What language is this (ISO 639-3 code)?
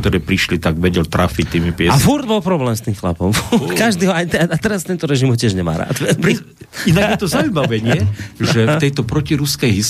slk